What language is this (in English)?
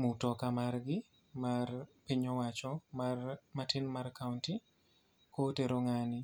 Luo (Kenya and Tanzania)